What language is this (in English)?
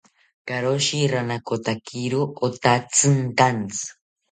South Ucayali Ashéninka